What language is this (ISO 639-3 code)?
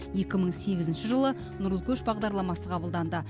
kaz